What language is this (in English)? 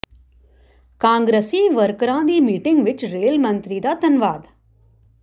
Punjabi